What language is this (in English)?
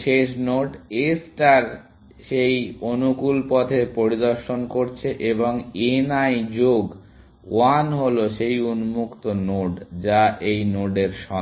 Bangla